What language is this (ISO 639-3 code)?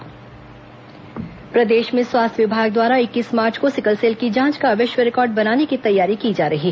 hin